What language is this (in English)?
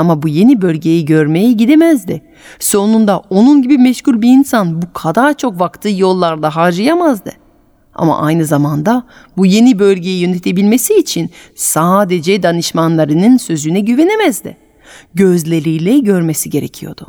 Turkish